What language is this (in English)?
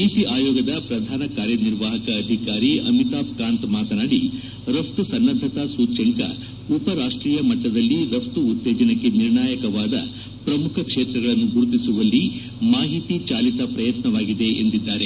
Kannada